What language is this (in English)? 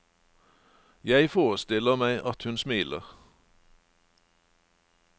Norwegian